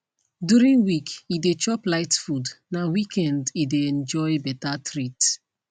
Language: Nigerian Pidgin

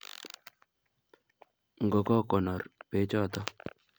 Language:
Kalenjin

